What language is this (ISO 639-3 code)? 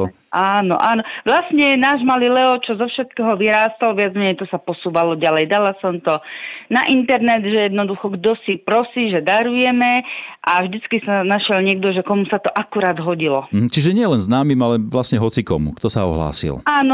slk